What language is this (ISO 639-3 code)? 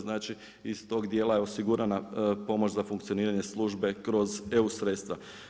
hrv